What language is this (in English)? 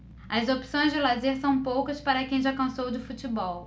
Portuguese